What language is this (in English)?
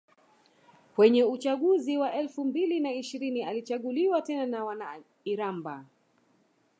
Swahili